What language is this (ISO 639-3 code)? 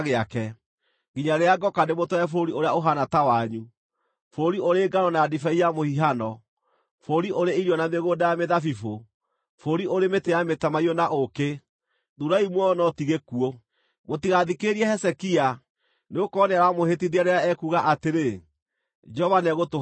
kik